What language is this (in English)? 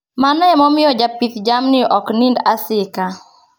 Luo (Kenya and Tanzania)